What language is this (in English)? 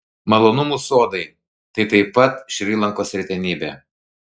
Lithuanian